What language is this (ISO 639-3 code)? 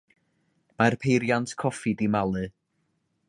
cym